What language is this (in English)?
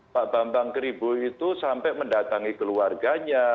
Indonesian